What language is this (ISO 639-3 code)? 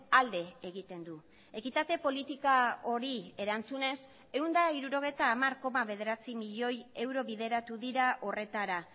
eus